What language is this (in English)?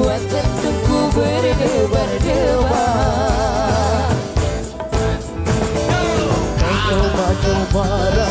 Indonesian